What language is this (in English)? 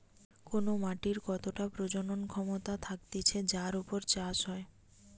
Bangla